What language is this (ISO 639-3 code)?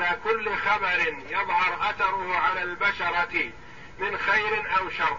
ara